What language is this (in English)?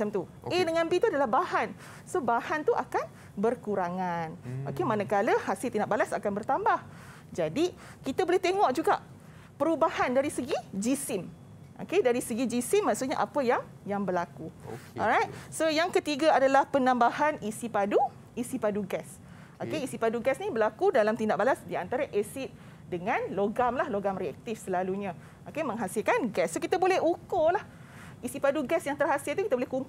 Malay